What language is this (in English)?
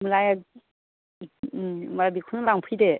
Bodo